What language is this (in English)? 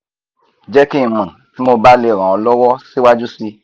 Yoruba